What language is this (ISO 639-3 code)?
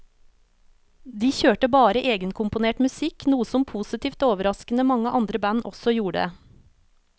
nor